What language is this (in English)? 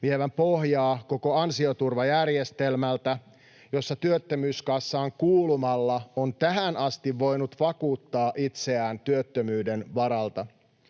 Finnish